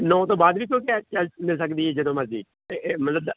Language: Punjabi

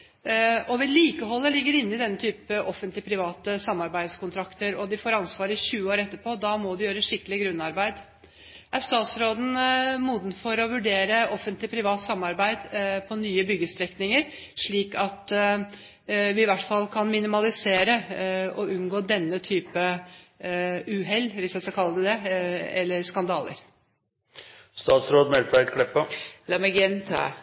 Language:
Norwegian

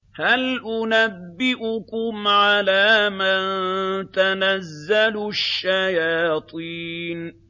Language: Arabic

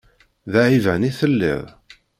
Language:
Kabyle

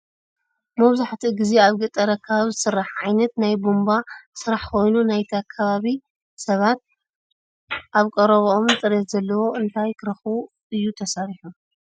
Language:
Tigrinya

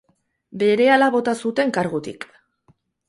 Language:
Basque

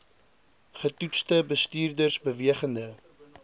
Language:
Afrikaans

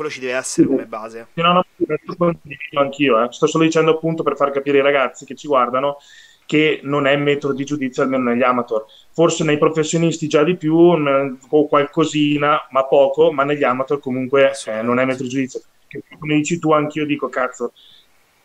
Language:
Italian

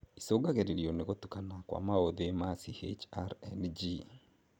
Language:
Kikuyu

